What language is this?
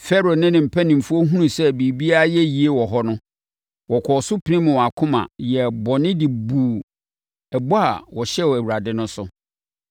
Akan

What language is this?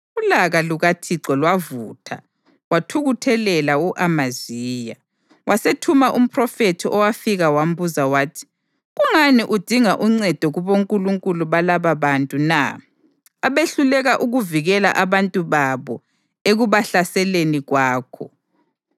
North Ndebele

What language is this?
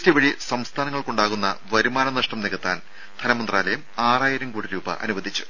Malayalam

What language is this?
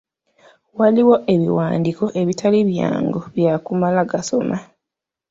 Ganda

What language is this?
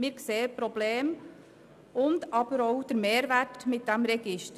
Swiss German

